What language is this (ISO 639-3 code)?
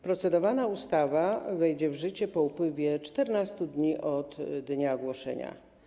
pol